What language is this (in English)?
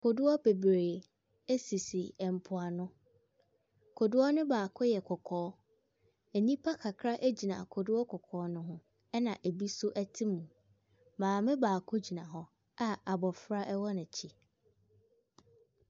Akan